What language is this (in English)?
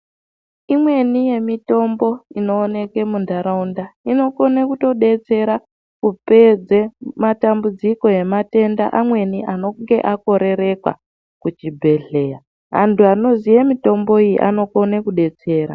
Ndau